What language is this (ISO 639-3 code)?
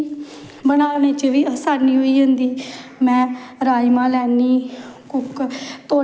doi